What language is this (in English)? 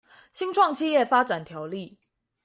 Chinese